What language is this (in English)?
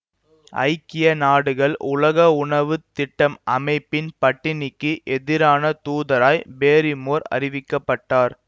Tamil